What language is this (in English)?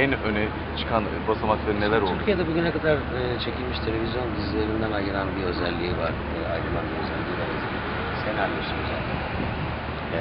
Turkish